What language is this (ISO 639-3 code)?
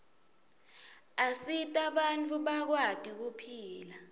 ssw